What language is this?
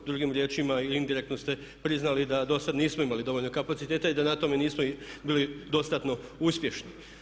Croatian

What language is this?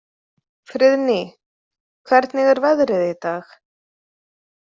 Icelandic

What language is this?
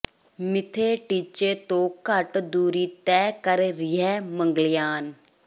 Punjabi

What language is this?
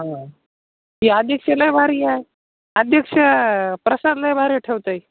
Marathi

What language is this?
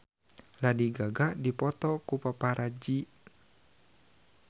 Sundanese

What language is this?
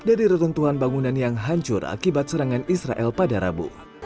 Indonesian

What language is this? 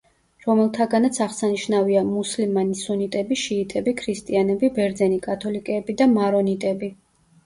Georgian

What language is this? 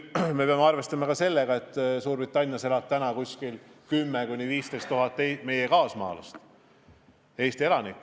Estonian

